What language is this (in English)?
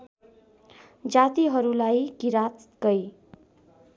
Nepali